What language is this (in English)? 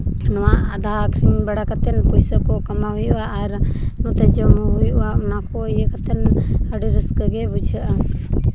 Santali